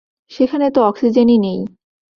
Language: Bangla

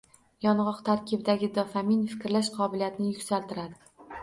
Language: Uzbek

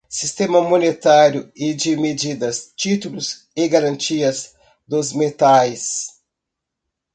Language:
Portuguese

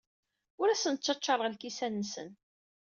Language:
Kabyle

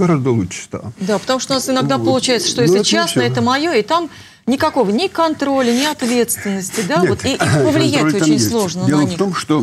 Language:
Russian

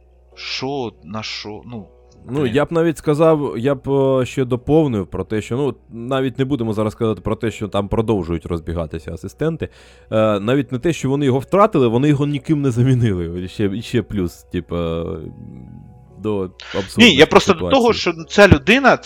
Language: Ukrainian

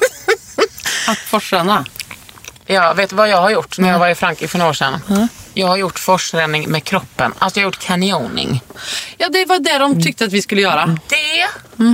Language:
Swedish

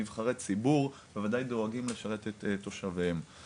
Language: Hebrew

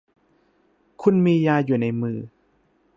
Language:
Thai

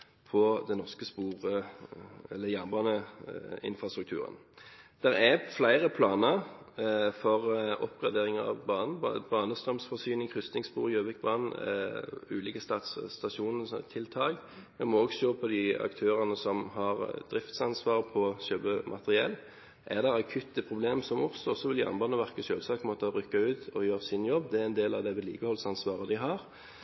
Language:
Norwegian Bokmål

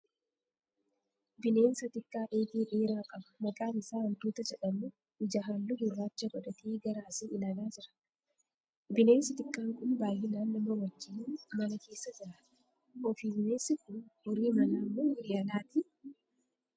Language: Oromo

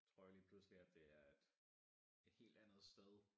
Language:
Danish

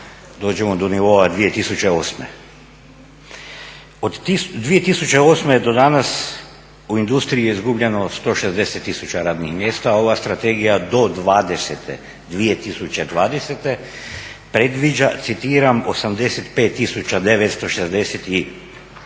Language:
Croatian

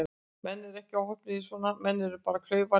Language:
Icelandic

